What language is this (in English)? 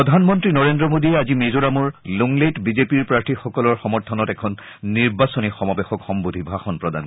Assamese